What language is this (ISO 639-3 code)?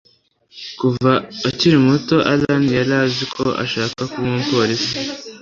kin